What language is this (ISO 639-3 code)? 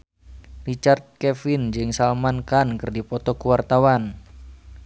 sun